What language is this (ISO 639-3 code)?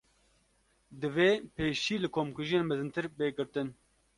kur